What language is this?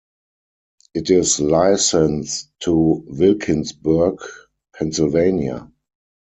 English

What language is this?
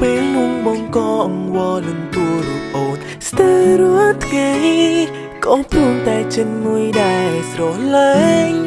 Vietnamese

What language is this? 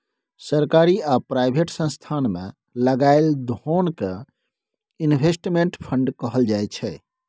Maithili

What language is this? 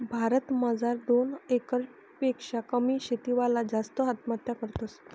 Marathi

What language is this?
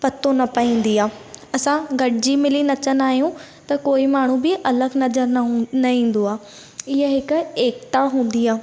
Sindhi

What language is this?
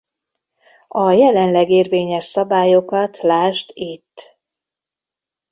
Hungarian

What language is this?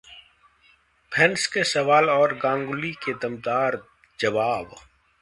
Hindi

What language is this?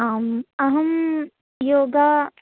Sanskrit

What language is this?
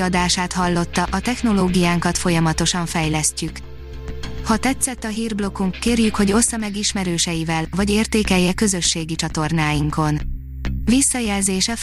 Hungarian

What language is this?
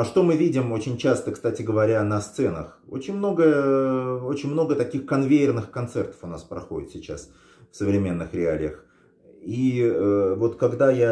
Russian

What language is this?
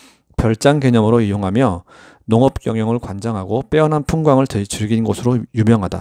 Korean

